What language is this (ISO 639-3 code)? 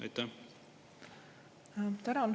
est